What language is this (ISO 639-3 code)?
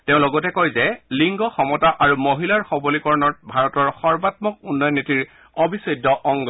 asm